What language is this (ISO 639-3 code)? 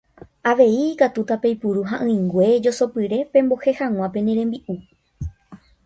grn